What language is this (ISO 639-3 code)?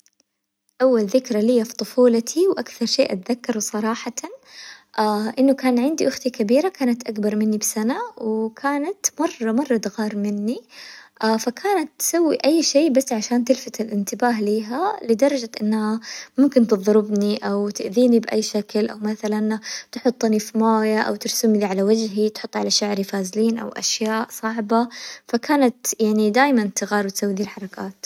acw